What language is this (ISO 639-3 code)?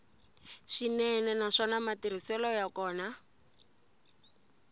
tso